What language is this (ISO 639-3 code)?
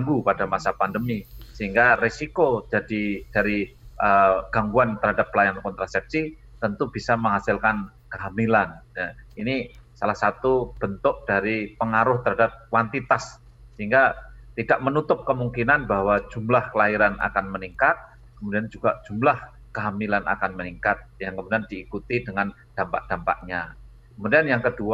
ind